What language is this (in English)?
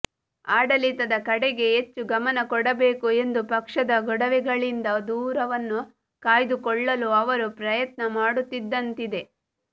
Kannada